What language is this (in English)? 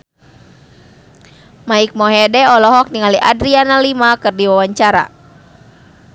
Sundanese